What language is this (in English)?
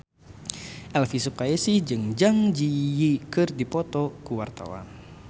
Sundanese